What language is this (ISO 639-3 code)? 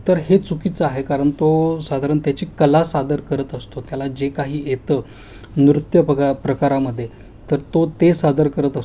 mar